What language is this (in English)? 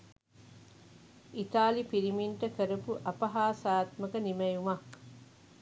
Sinhala